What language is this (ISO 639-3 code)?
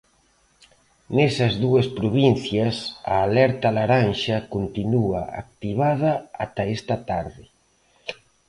glg